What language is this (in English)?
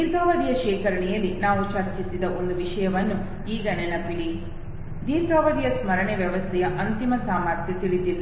Kannada